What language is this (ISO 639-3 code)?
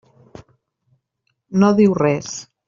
cat